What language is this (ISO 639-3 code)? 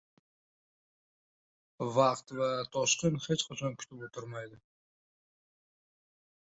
uzb